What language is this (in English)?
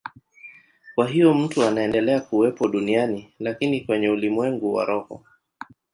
Swahili